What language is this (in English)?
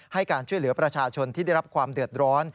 Thai